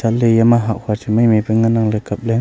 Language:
Wancho Naga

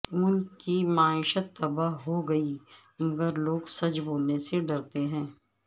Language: Urdu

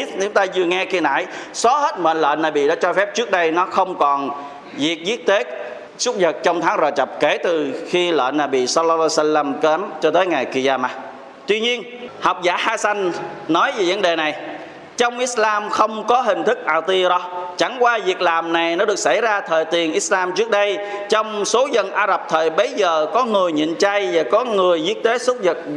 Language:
Vietnamese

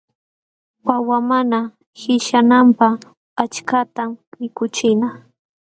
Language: Jauja Wanca Quechua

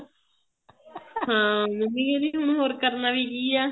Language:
Punjabi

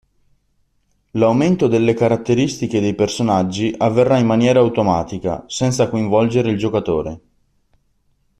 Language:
Italian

